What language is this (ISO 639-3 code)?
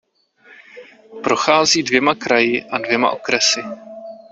ces